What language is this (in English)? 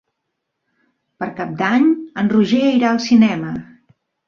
Catalan